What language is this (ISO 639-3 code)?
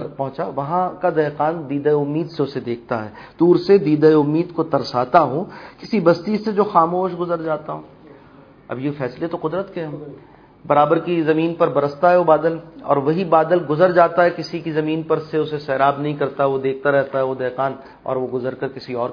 urd